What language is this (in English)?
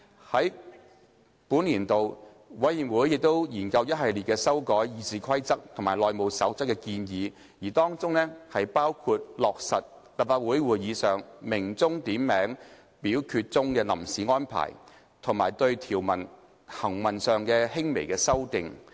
Cantonese